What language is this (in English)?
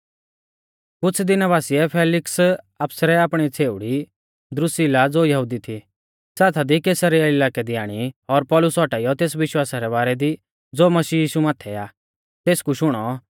Mahasu Pahari